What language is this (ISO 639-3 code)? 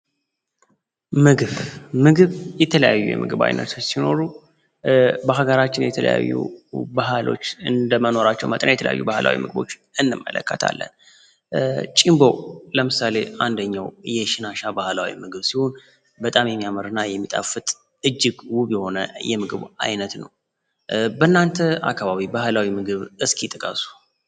amh